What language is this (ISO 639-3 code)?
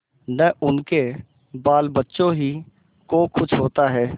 hin